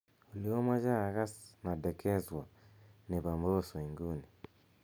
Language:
Kalenjin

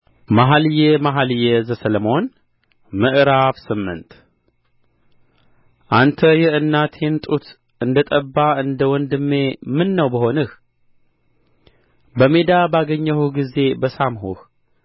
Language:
Amharic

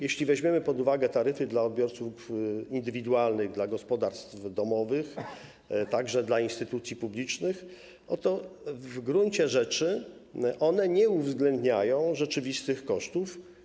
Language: Polish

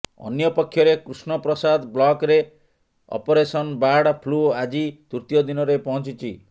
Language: Odia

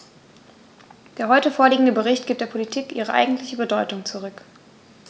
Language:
German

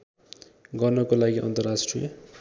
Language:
Nepali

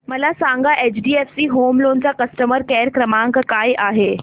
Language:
Marathi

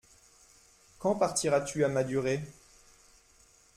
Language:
French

